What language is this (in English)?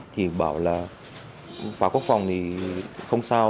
Vietnamese